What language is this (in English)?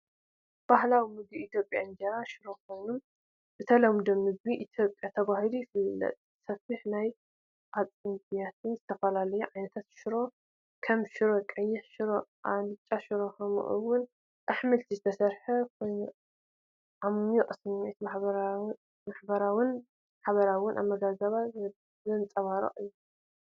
Tigrinya